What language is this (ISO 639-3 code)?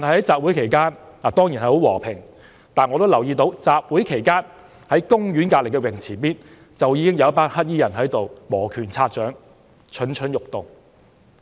yue